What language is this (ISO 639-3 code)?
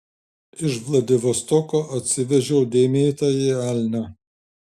lit